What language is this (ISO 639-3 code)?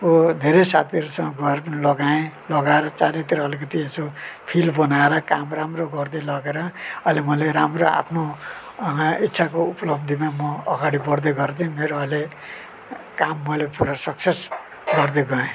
nep